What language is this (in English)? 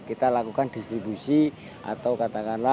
Indonesian